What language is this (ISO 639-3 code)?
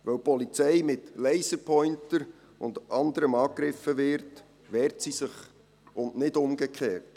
gsw